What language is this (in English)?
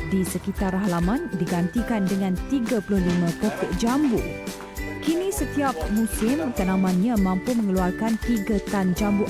Malay